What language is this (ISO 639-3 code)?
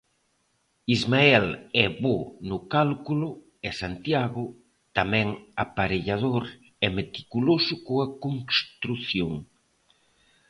glg